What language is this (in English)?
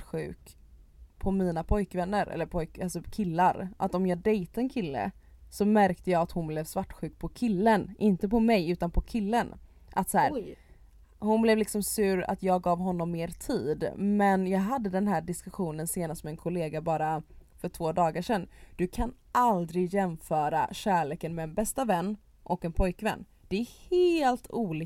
Swedish